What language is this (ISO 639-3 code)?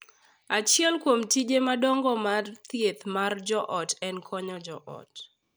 luo